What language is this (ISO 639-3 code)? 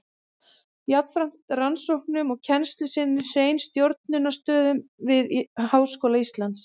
isl